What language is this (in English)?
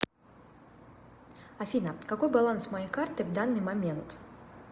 Russian